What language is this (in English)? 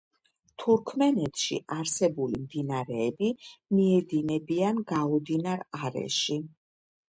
Georgian